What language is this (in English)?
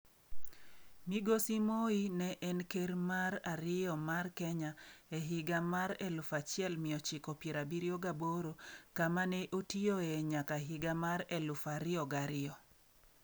Luo (Kenya and Tanzania)